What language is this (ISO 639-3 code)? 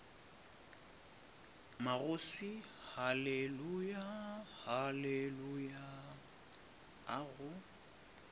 nso